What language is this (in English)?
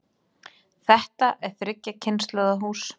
Icelandic